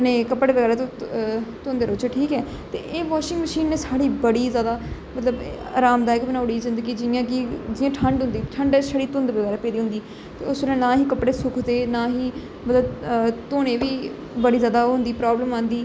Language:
Dogri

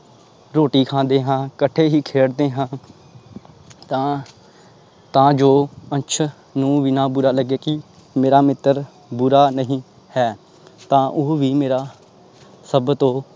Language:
Punjabi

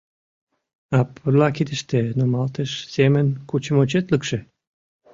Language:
Mari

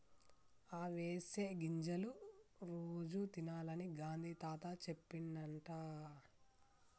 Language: Telugu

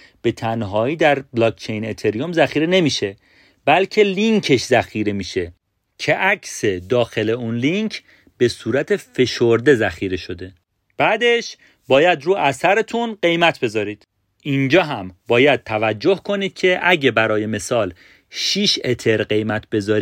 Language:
Persian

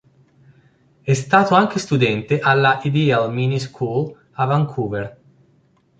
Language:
Italian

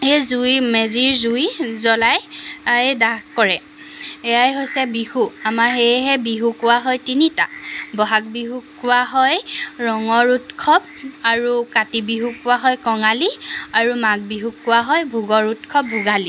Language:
Assamese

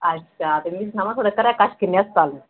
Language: Dogri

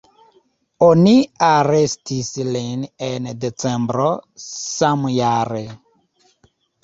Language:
Esperanto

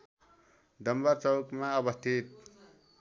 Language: Nepali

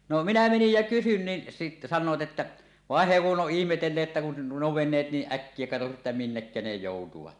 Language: Finnish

